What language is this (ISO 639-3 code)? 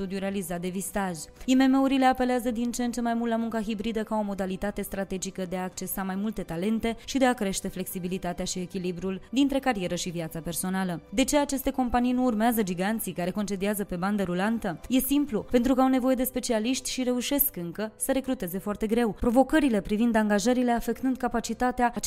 ron